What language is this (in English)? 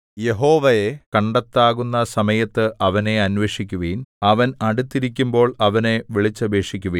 Malayalam